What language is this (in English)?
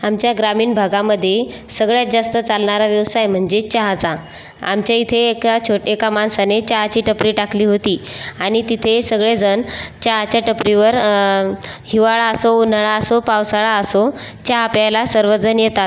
Marathi